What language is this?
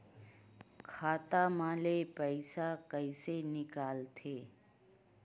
Chhattisgarhi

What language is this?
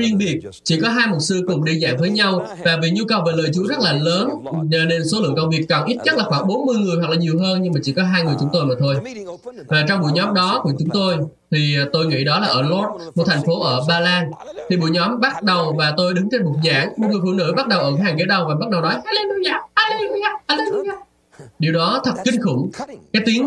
Vietnamese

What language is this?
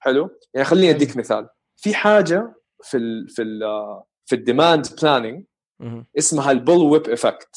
Arabic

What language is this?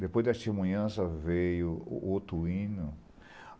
Portuguese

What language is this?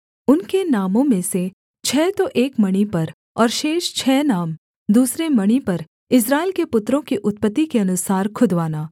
Hindi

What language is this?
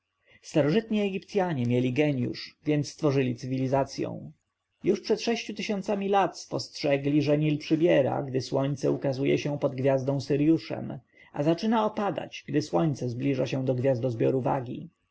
Polish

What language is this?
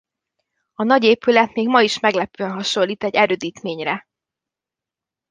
Hungarian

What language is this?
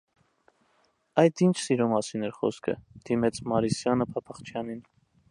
Armenian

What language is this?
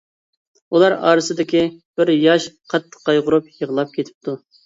Uyghur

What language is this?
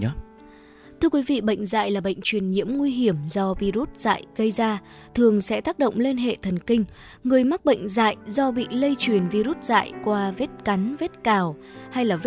Vietnamese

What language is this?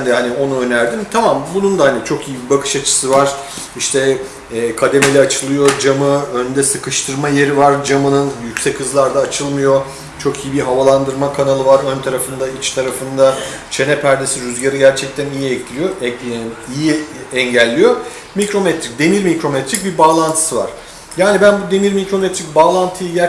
Turkish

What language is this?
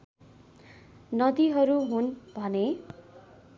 Nepali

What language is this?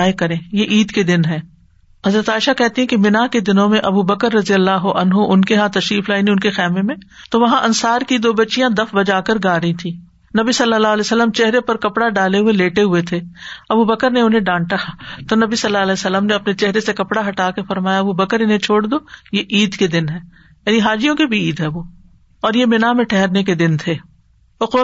Urdu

